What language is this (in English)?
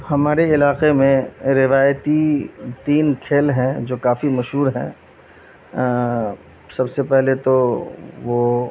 Urdu